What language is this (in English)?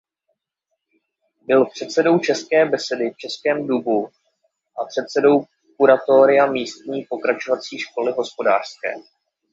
Czech